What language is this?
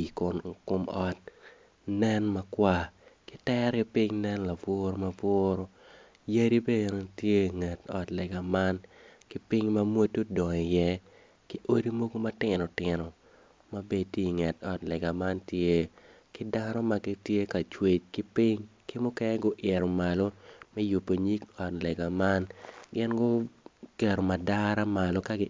Acoli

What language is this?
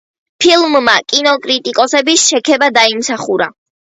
Georgian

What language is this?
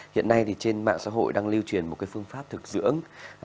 Vietnamese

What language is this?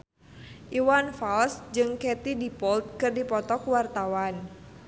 Sundanese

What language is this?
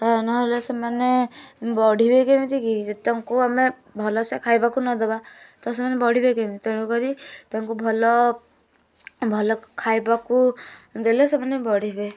Odia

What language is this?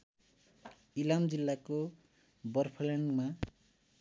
Nepali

